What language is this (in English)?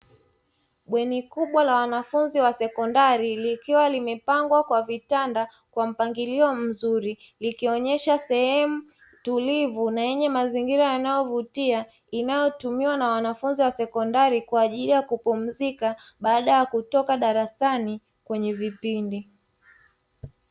Swahili